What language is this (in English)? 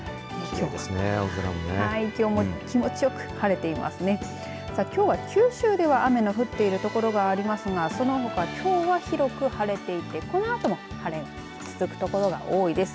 Japanese